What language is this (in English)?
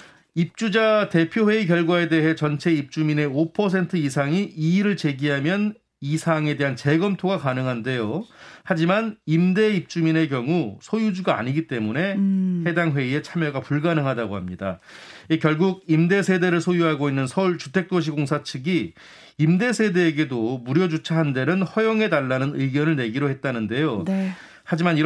Korean